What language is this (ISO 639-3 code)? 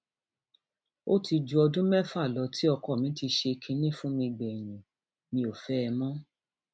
yor